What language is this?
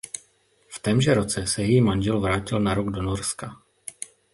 Czech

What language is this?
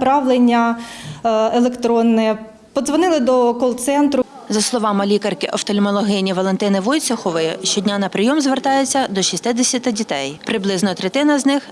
Ukrainian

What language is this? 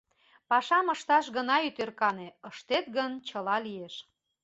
Mari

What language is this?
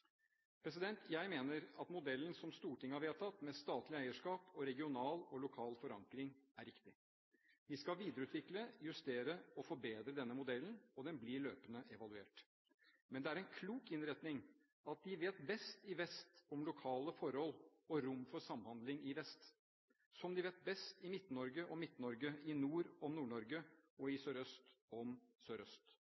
Norwegian Bokmål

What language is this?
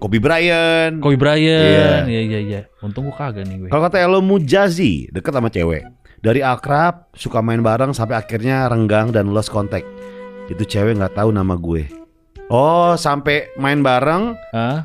Indonesian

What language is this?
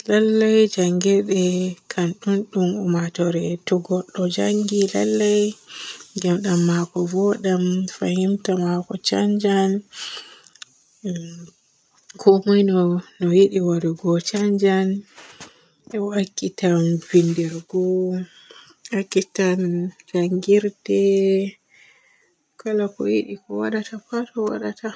Borgu Fulfulde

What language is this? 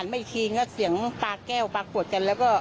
Thai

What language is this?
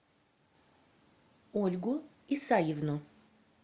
Russian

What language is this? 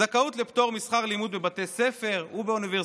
Hebrew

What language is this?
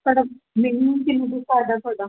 Punjabi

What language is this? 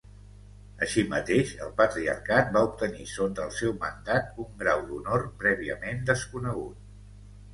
Catalan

